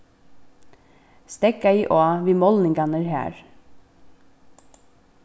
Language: Faroese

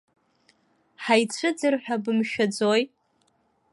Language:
Abkhazian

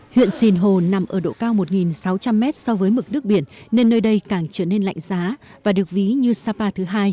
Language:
Vietnamese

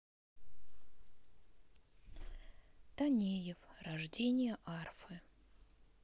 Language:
Russian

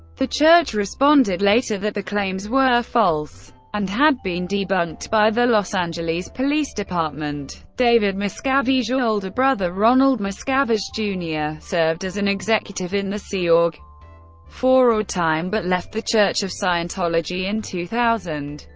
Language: English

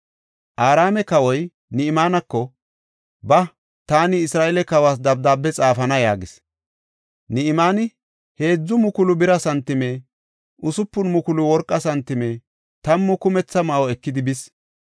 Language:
Gofa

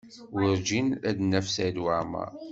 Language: Kabyle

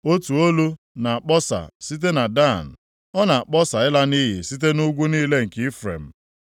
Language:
Igbo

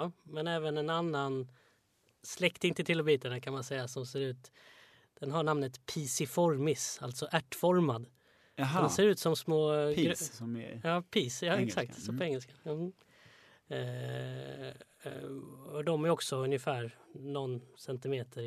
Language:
Swedish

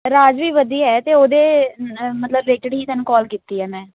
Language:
Punjabi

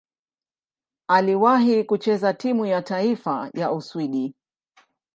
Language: Swahili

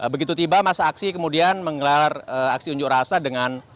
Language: Indonesian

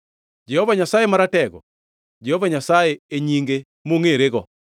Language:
Luo (Kenya and Tanzania)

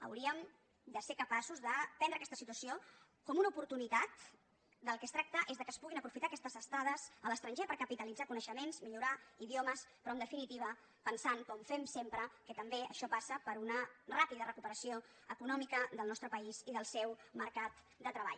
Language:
Catalan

